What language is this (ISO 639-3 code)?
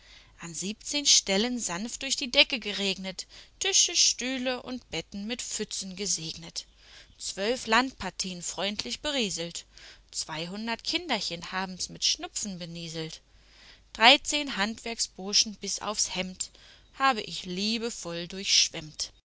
deu